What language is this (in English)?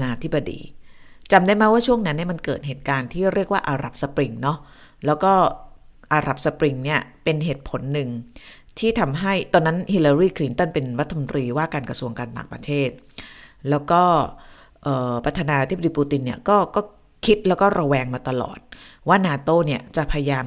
Thai